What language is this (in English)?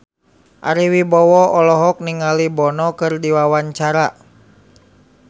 Sundanese